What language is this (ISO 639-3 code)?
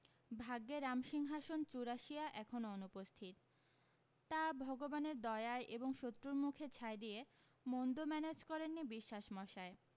ben